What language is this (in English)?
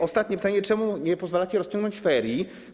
Polish